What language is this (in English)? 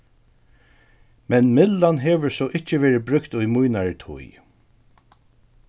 Faroese